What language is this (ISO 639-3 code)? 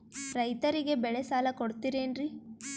kan